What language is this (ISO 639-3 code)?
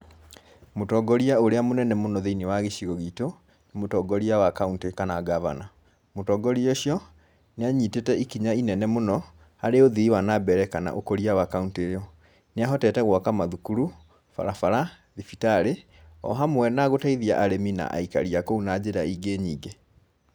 kik